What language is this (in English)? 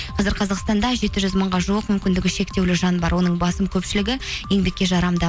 Kazakh